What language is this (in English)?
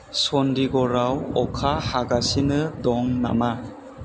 Bodo